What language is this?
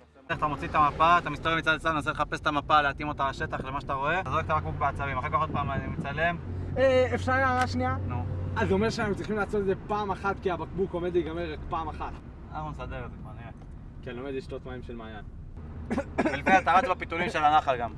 Hebrew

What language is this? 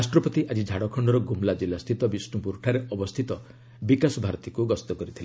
Odia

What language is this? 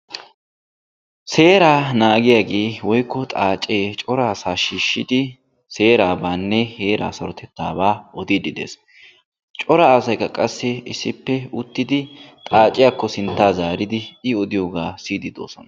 Wolaytta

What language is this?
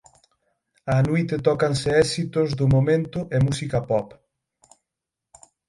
Galician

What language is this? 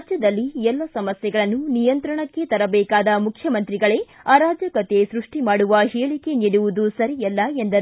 Kannada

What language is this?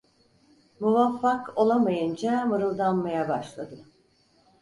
Turkish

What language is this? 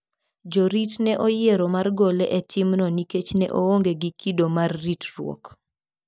Luo (Kenya and Tanzania)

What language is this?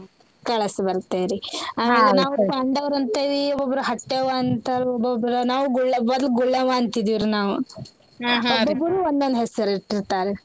Kannada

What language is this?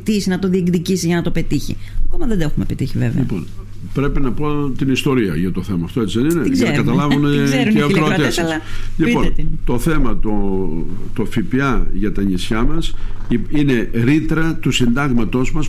Greek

